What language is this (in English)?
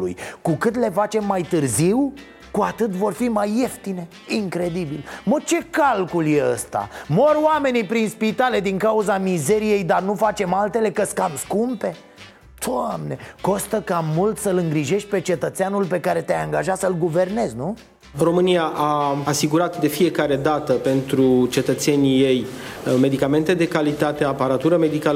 Romanian